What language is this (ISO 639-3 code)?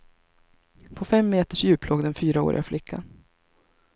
swe